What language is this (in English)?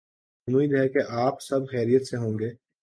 Urdu